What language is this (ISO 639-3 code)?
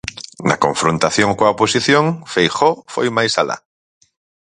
glg